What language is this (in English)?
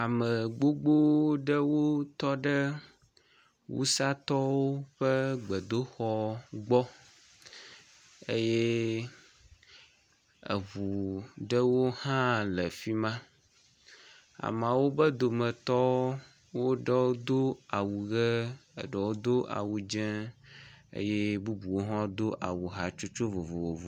Ewe